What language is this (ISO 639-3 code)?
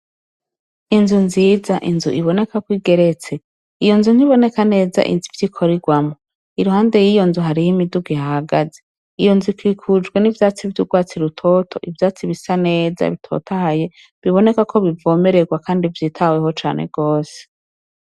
run